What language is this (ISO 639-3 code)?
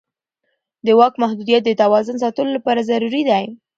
pus